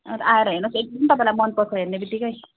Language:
Nepali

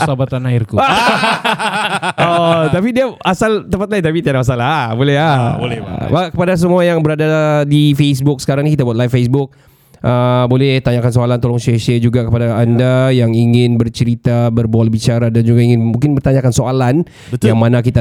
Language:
Malay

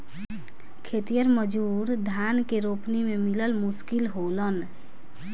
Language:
Bhojpuri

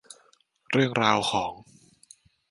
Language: Thai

